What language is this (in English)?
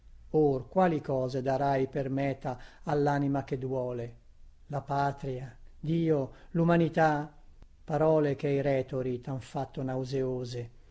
Italian